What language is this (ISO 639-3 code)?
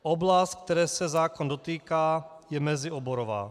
ces